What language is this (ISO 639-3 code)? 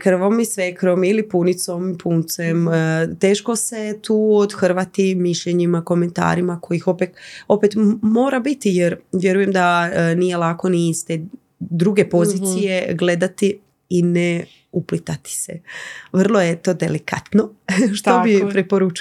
hrv